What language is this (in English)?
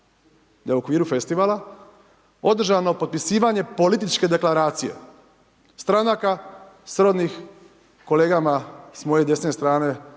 Croatian